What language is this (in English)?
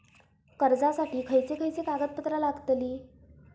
Marathi